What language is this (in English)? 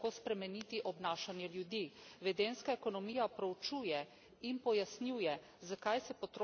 Slovenian